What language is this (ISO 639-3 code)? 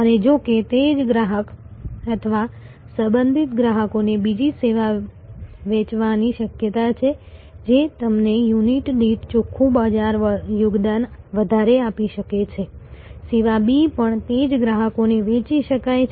guj